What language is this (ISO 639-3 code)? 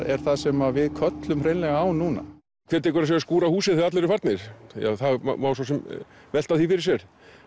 isl